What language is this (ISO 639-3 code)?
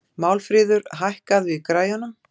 isl